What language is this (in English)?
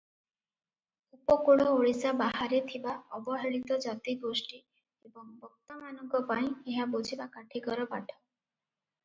Odia